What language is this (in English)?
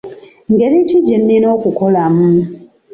Ganda